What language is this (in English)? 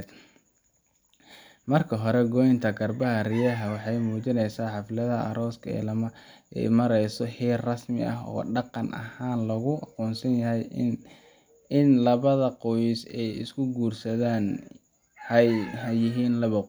Somali